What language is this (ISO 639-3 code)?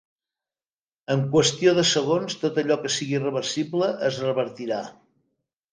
cat